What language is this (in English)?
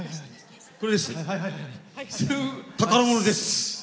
Japanese